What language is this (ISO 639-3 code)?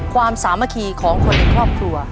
tha